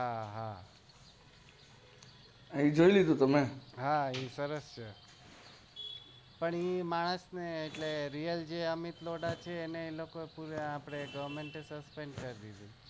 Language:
Gujarati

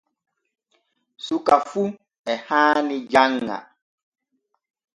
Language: Borgu Fulfulde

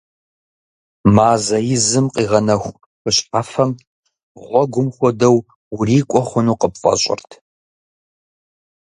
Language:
Kabardian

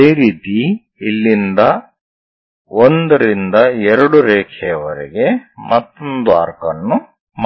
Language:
Kannada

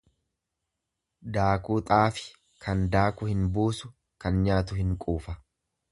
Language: Oromo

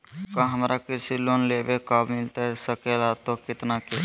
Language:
Magahi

